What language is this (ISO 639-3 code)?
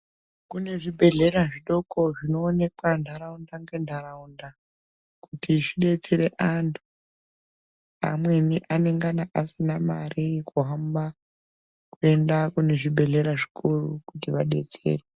ndc